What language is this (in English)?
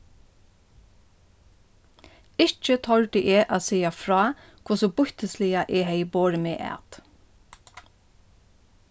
Faroese